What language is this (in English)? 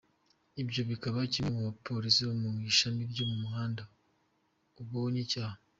Kinyarwanda